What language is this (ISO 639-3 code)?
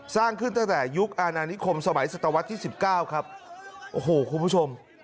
tha